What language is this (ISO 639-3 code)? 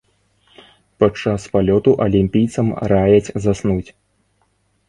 bel